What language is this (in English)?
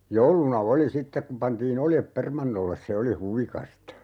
Finnish